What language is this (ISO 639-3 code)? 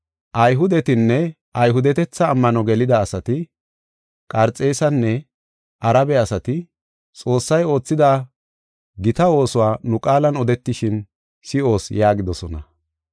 gof